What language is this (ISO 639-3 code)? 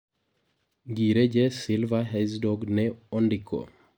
luo